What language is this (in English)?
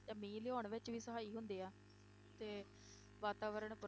Punjabi